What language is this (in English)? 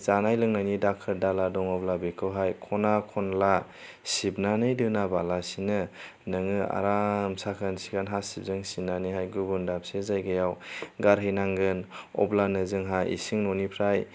Bodo